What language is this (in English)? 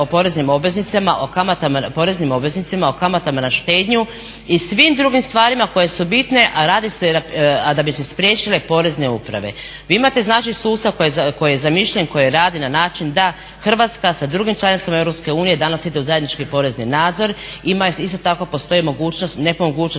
Croatian